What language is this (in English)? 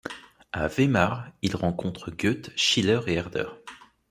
French